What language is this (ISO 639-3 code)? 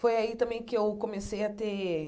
por